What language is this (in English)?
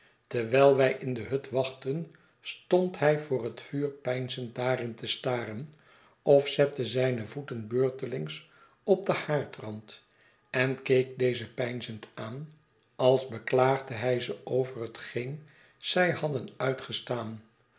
Dutch